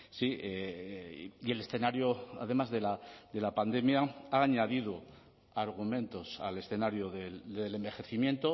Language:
Spanish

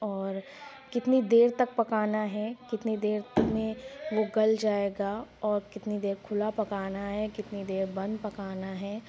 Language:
Urdu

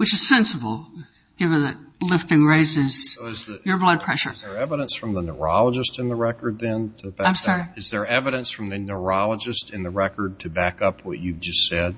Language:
English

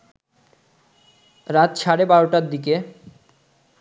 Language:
Bangla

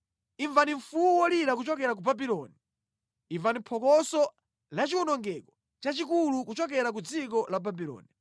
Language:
Nyanja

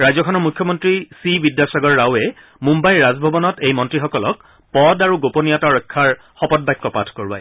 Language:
Assamese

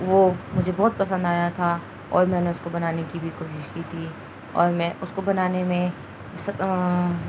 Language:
Urdu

